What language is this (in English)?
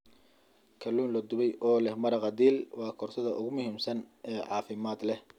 Somali